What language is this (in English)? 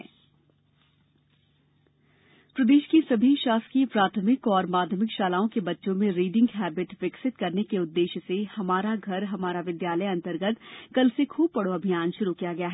Hindi